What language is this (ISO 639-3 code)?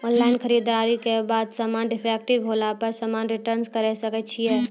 mai